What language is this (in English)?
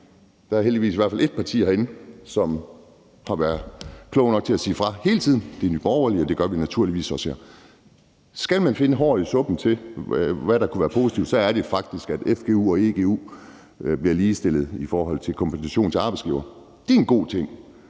Danish